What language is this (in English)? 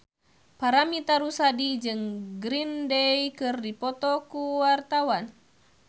Sundanese